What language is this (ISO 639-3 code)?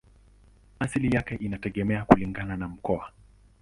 swa